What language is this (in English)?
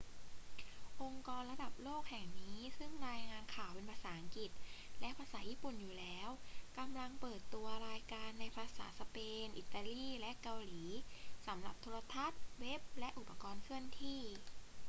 Thai